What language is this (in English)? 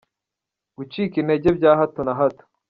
Kinyarwanda